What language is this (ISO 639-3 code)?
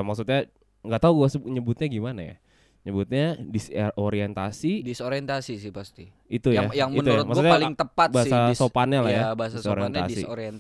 ind